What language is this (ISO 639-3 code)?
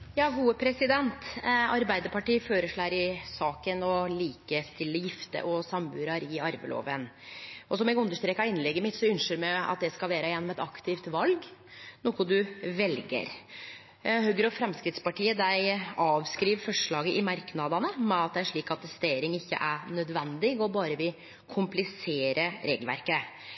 nno